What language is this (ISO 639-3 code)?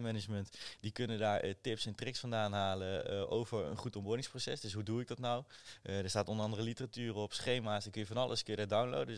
nld